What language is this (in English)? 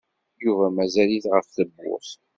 Kabyle